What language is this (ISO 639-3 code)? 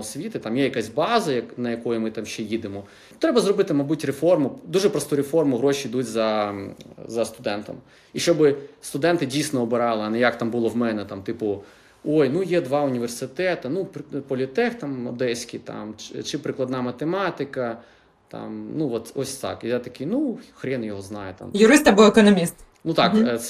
ukr